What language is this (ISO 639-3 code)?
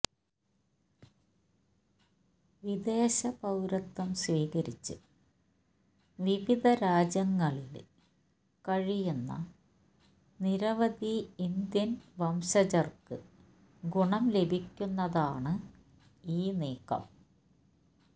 mal